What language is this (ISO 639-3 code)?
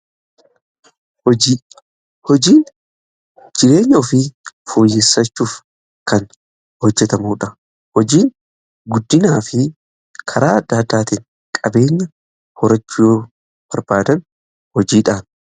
orm